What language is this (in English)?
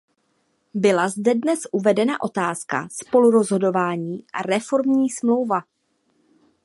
Czech